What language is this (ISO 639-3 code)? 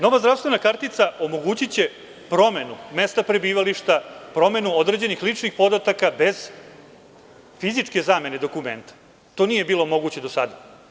srp